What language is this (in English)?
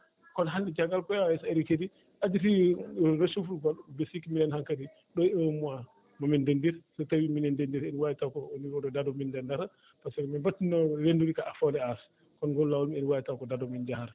Fula